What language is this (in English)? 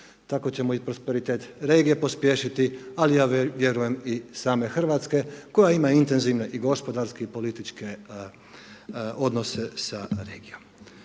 Croatian